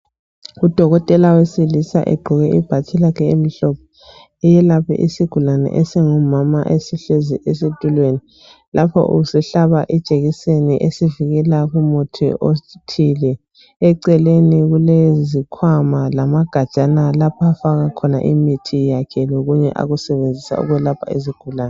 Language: North Ndebele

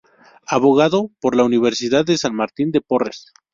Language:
Spanish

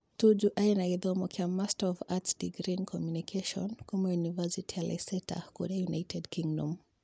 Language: Kikuyu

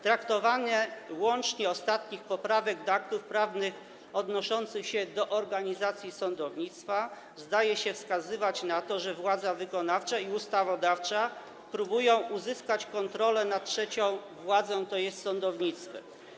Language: Polish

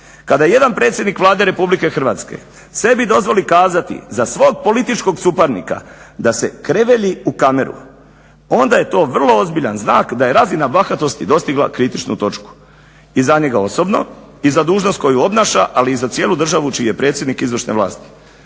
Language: Croatian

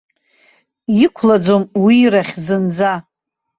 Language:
Abkhazian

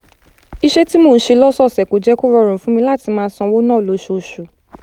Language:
Yoruba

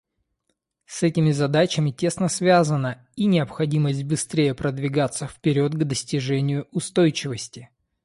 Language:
Russian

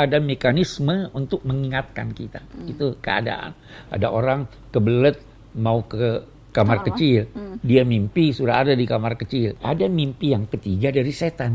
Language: Indonesian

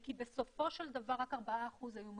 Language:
Hebrew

